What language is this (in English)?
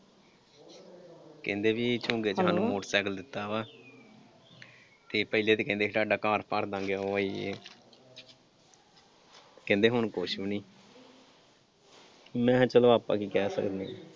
Punjabi